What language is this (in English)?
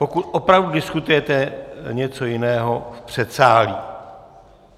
Czech